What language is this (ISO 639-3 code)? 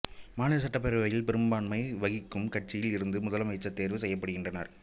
tam